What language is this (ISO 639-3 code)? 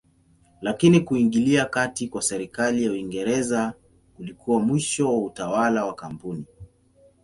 swa